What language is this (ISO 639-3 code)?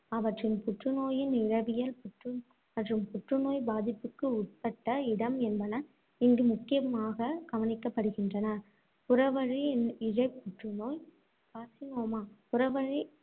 tam